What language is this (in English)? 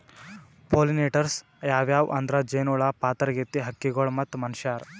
Kannada